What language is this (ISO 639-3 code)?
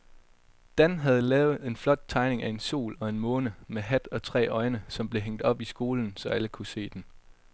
dan